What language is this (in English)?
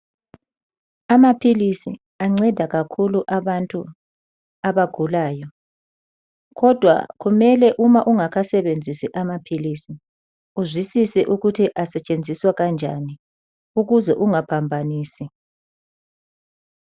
North Ndebele